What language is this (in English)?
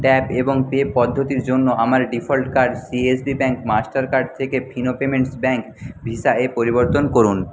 Bangla